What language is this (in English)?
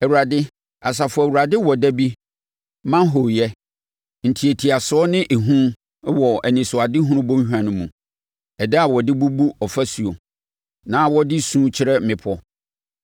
Akan